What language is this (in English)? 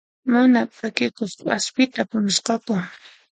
Puno Quechua